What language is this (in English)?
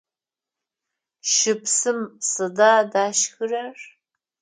Adyghe